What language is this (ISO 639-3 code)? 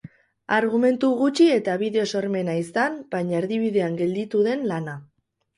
eus